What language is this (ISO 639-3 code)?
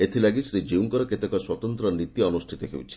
ori